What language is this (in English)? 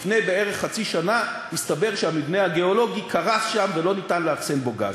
Hebrew